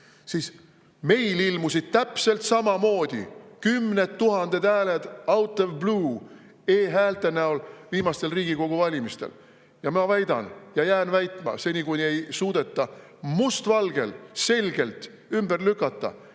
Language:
Estonian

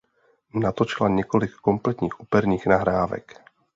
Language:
Czech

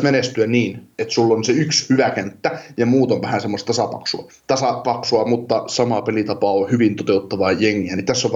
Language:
Finnish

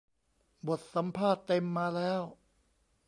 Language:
Thai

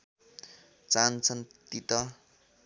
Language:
Nepali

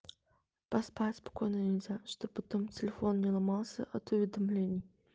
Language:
Russian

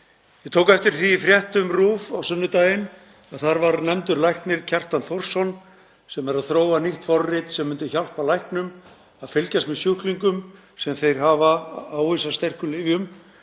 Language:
Icelandic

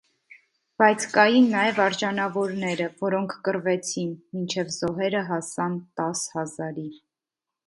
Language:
Armenian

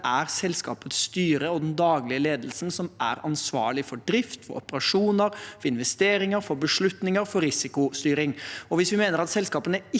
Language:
Norwegian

